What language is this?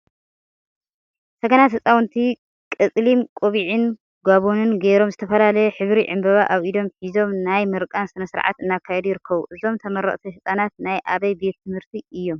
Tigrinya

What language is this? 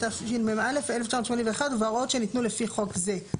Hebrew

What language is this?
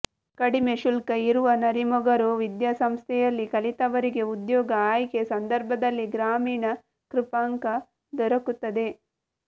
Kannada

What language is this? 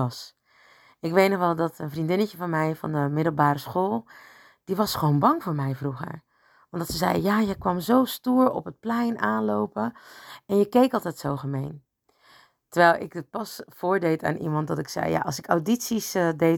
Dutch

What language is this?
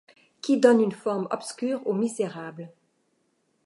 French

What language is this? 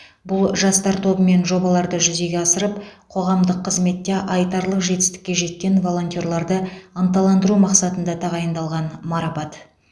Kazakh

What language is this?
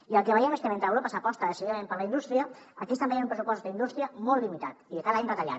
Catalan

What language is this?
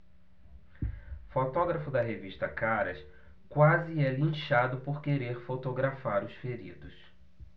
Portuguese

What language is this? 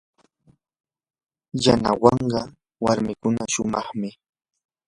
Yanahuanca Pasco Quechua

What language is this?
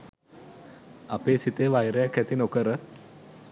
Sinhala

